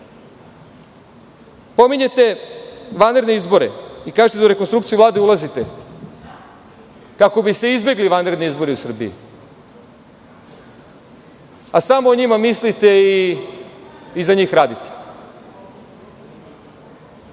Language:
Serbian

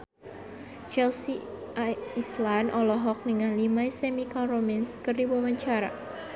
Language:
Sundanese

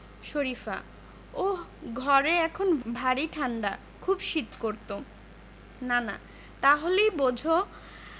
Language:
Bangla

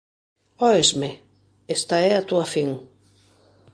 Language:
Galician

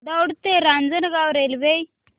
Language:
Marathi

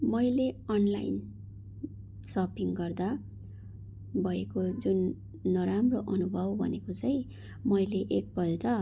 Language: Nepali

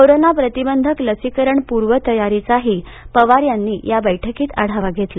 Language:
Marathi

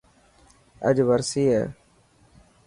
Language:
Dhatki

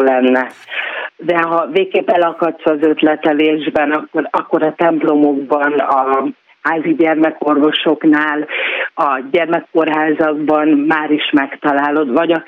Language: Hungarian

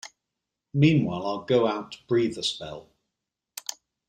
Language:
English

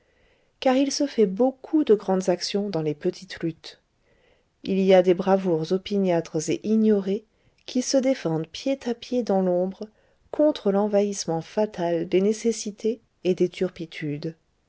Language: French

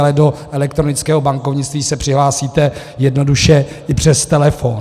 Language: Czech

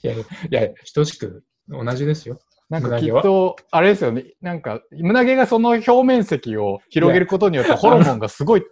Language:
Japanese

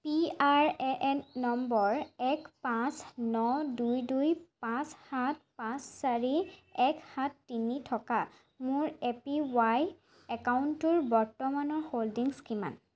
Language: Assamese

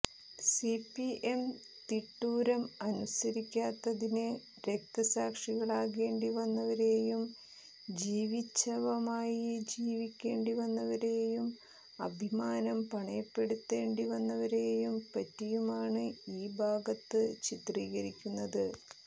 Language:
Malayalam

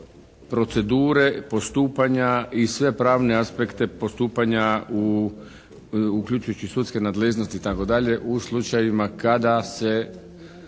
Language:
Croatian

